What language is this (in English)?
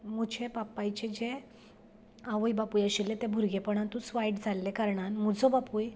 Konkani